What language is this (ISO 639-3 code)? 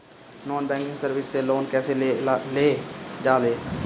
bho